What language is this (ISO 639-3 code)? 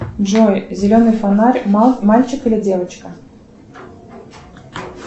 rus